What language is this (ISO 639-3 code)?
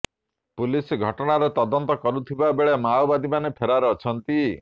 ori